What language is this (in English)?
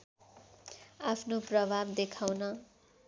Nepali